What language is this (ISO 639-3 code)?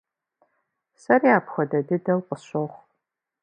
kbd